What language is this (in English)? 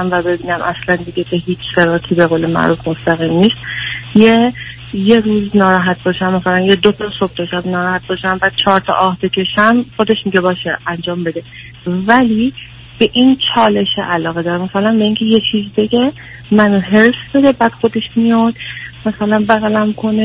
Persian